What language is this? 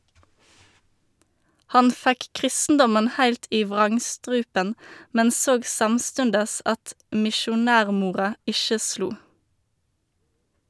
Norwegian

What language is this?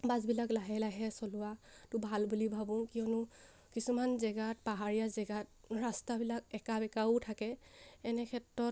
Assamese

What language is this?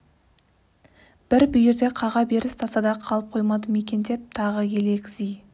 Kazakh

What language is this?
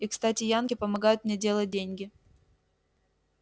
Russian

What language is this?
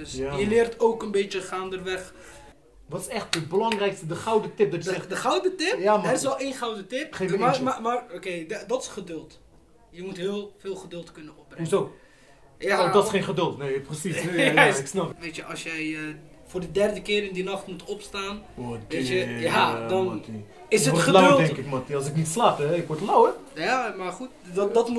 Dutch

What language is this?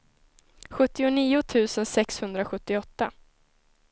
Swedish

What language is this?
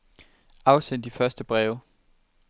Danish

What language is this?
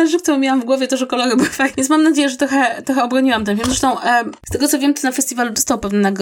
Polish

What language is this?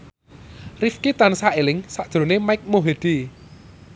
Javanese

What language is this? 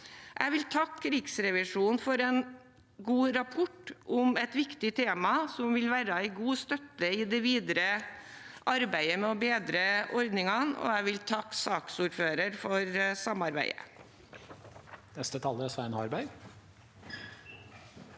Norwegian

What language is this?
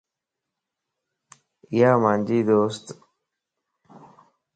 Lasi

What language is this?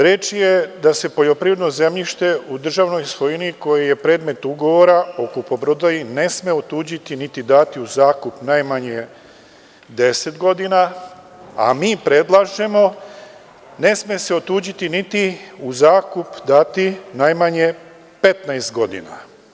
Serbian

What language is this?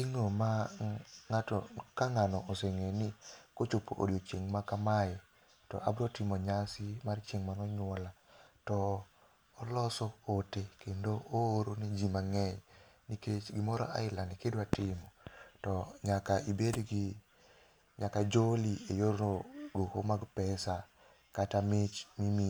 Luo (Kenya and Tanzania)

